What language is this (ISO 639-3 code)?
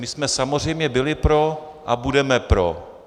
ces